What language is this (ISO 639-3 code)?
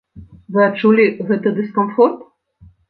bel